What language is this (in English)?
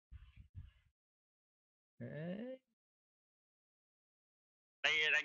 Vietnamese